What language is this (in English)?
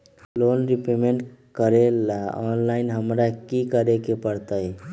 Magahi